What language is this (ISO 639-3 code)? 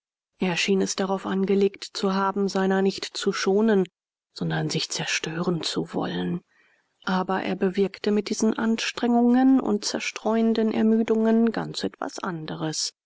deu